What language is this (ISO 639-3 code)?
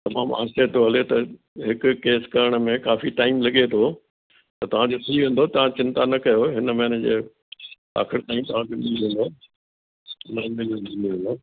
snd